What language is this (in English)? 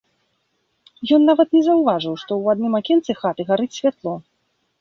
Belarusian